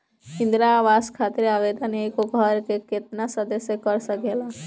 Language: Bhojpuri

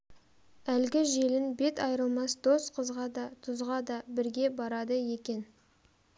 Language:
Kazakh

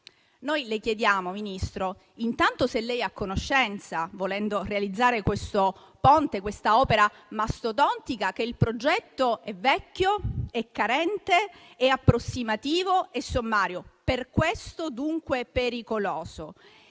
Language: Italian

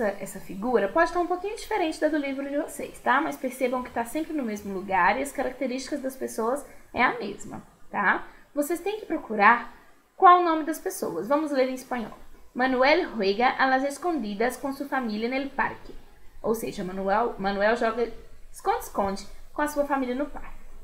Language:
Portuguese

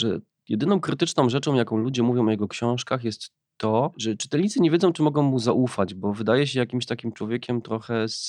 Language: Polish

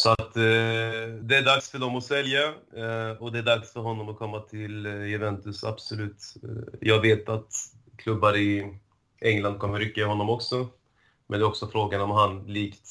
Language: Swedish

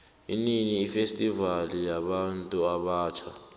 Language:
South Ndebele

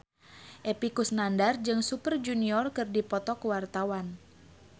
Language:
Sundanese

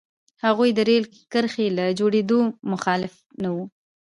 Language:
Pashto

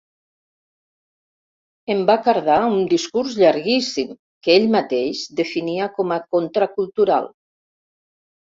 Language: Catalan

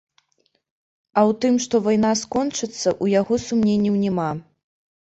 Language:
Belarusian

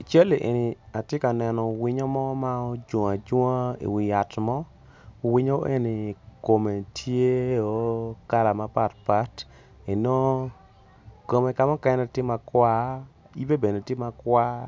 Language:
Acoli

